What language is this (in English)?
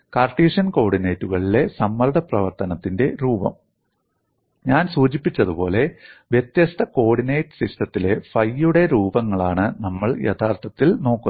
Malayalam